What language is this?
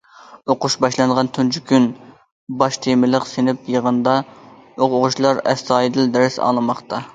Uyghur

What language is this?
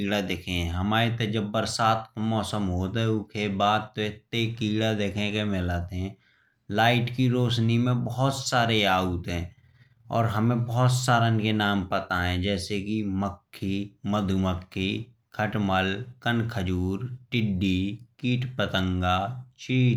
Bundeli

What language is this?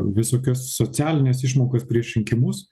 Lithuanian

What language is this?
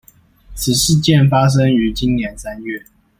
Chinese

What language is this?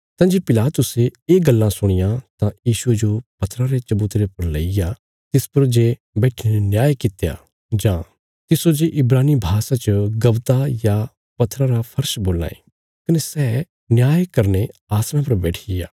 Bilaspuri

